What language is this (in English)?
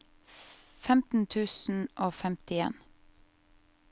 Norwegian